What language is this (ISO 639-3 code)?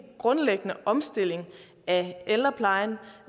dan